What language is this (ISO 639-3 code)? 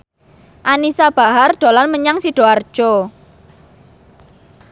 jav